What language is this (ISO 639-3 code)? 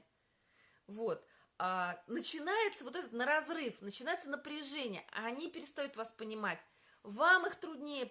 rus